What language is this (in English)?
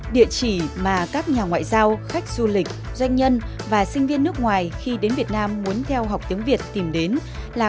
Vietnamese